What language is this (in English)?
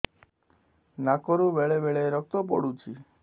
Odia